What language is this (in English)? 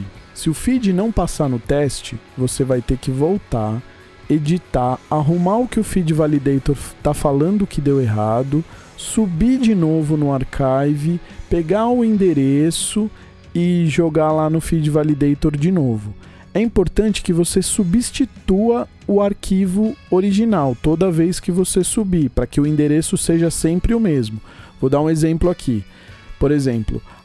Portuguese